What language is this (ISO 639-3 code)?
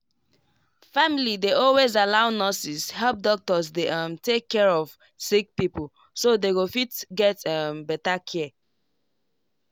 pcm